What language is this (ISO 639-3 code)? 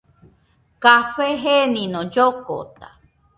hux